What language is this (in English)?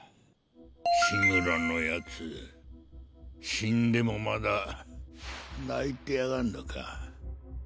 Japanese